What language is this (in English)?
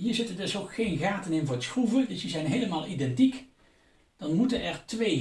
Dutch